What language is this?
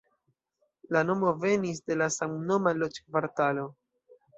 Esperanto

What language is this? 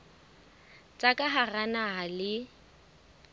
Southern Sotho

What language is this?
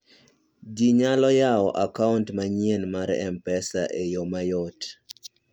Luo (Kenya and Tanzania)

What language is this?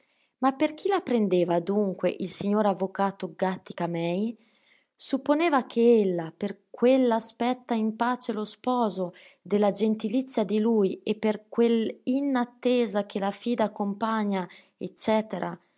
Italian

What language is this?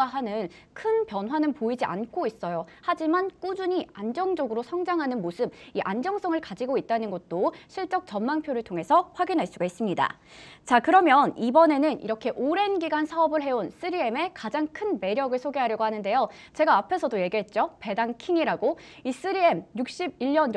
Korean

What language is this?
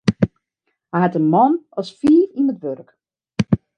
Western Frisian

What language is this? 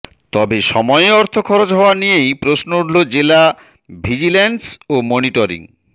Bangla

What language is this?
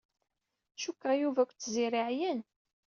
Kabyle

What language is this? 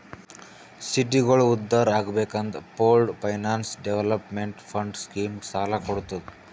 Kannada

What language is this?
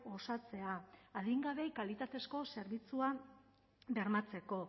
Basque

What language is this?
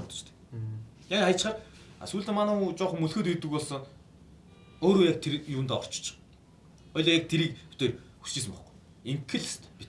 Korean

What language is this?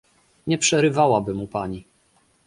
Polish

